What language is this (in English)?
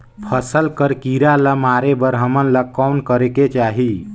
Chhattisgarhi